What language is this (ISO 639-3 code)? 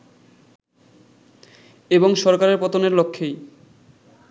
ben